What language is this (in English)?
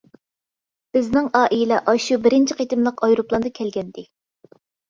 Uyghur